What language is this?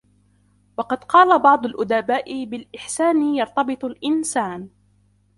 Arabic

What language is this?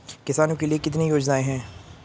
Hindi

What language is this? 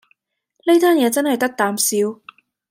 Cantonese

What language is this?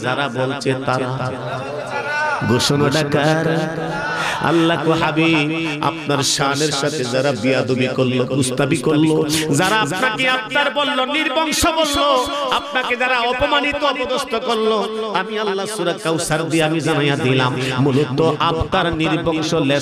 Arabic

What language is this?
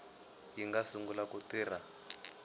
Tsonga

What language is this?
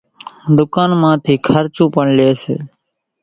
Kachi Koli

